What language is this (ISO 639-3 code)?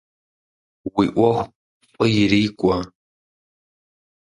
kbd